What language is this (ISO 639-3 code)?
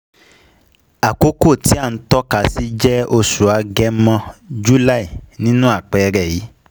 yor